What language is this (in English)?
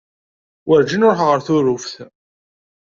Kabyle